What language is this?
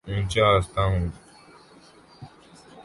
Urdu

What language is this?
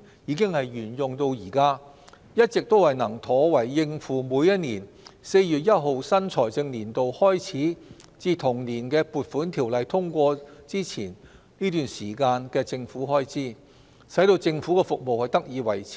Cantonese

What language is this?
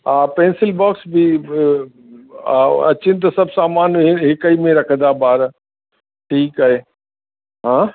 Sindhi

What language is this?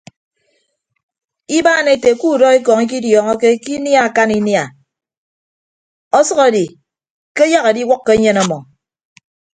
Ibibio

